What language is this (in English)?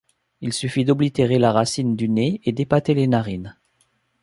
French